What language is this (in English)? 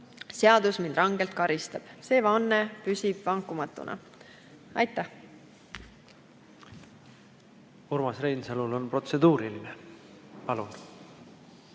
Estonian